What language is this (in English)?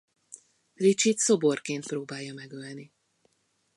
Hungarian